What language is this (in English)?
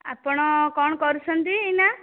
Odia